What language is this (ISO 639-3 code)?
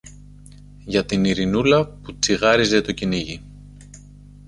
ell